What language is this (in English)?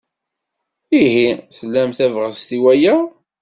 Kabyle